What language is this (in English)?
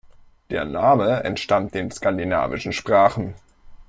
German